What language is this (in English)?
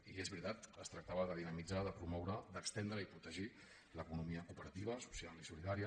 Catalan